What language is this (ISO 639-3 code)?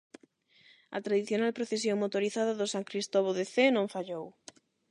glg